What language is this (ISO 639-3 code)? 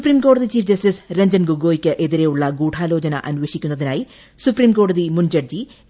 mal